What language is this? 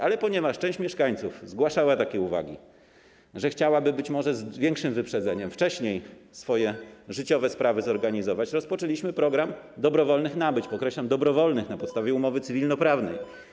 Polish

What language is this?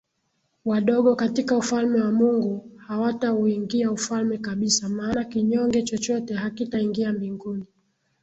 Swahili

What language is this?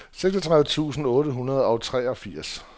Danish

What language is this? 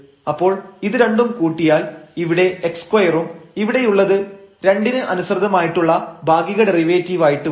Malayalam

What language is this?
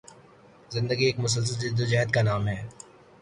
Urdu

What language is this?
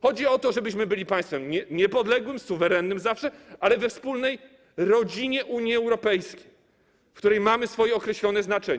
Polish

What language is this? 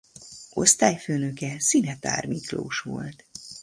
Hungarian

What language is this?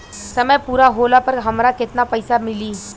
Bhojpuri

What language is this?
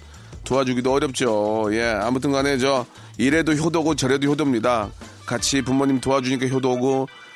Korean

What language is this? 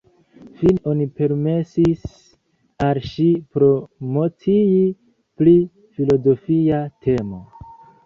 Esperanto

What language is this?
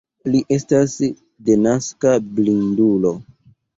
Esperanto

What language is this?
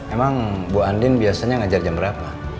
Indonesian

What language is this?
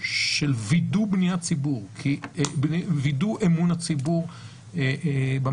Hebrew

